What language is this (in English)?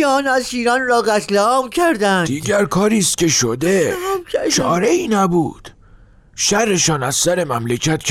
Persian